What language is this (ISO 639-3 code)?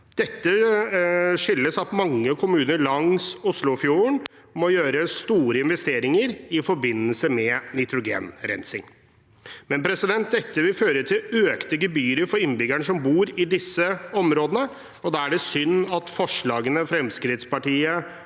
nor